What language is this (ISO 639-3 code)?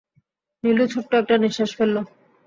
ben